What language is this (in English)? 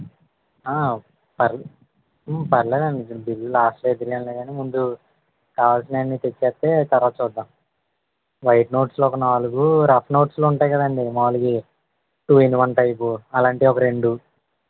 Telugu